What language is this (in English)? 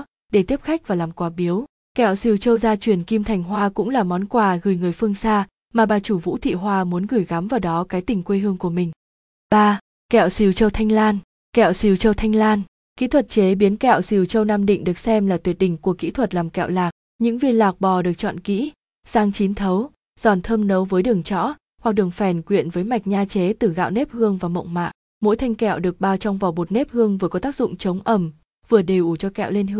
Vietnamese